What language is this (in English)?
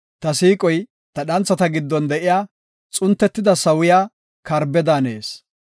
Gofa